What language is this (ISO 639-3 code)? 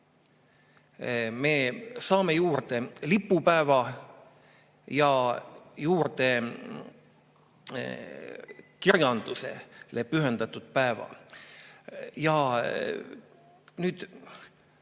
est